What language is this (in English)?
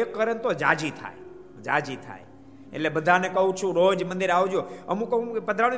Gujarati